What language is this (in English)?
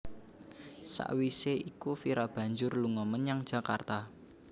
Javanese